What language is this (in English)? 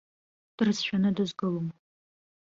Abkhazian